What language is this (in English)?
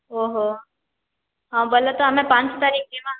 Odia